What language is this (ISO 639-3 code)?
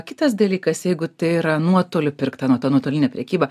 lit